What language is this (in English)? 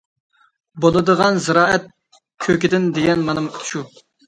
Uyghur